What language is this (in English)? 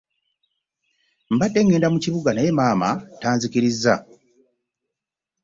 Ganda